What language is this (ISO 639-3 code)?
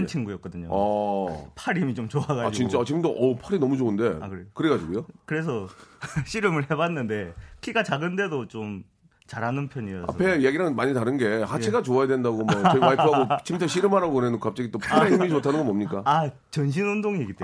kor